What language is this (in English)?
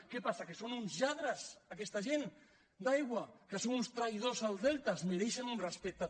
Catalan